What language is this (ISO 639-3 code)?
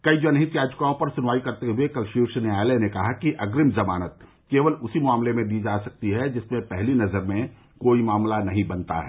hin